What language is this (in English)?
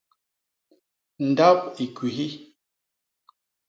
Basaa